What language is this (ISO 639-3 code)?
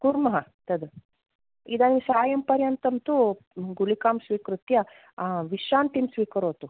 san